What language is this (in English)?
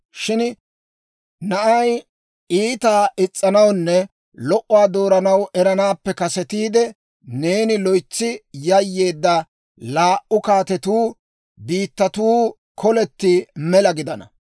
Dawro